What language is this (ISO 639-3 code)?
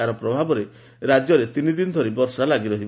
ori